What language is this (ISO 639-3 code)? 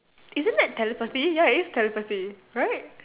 eng